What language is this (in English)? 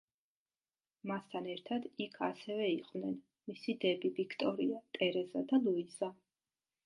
Georgian